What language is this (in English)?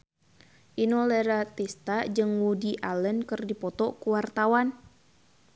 Sundanese